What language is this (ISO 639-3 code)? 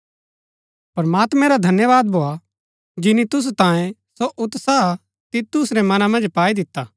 gbk